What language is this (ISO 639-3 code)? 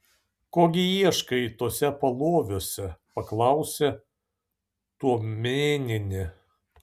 lit